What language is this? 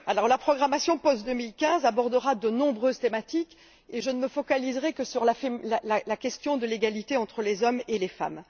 French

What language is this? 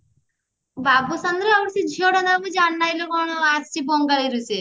Odia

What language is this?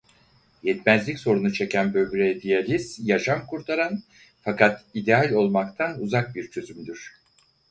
Turkish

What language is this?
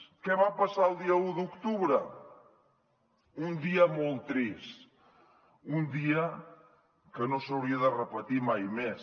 Catalan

